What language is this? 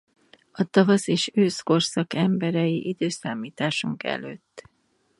Hungarian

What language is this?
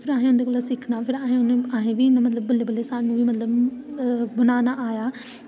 Dogri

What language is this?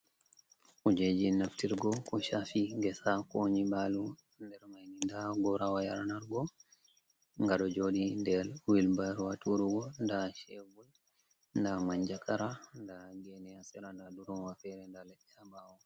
Fula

